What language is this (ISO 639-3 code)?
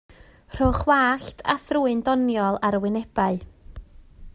cym